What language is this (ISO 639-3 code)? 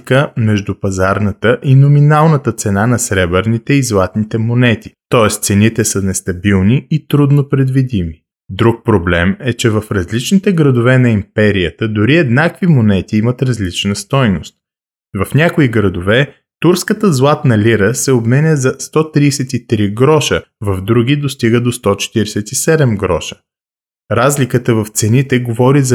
bul